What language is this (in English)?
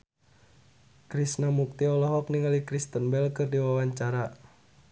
Sundanese